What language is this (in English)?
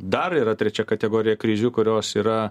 Lithuanian